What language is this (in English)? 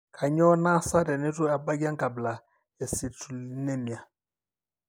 Masai